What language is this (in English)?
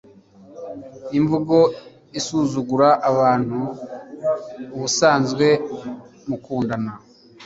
Kinyarwanda